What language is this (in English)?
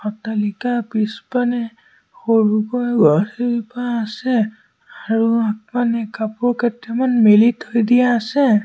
Assamese